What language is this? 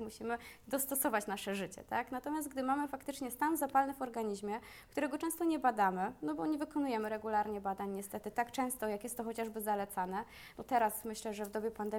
Polish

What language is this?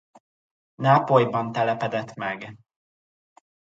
Hungarian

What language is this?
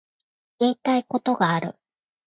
Japanese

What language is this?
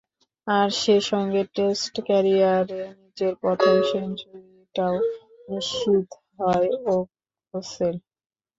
Bangla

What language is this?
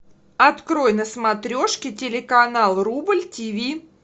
Russian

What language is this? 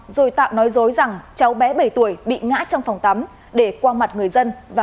Vietnamese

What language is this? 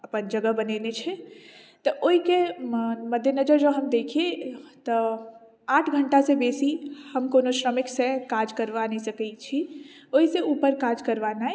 Maithili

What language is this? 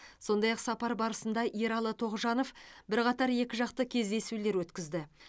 Kazakh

